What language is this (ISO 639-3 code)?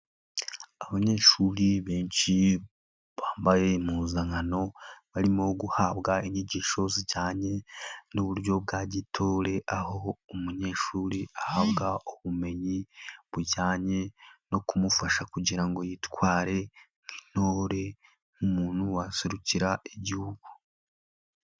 kin